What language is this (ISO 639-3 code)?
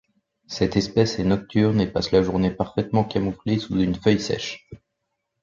fra